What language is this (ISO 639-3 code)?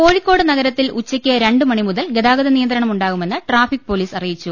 mal